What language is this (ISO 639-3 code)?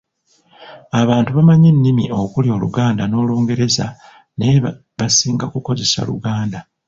lug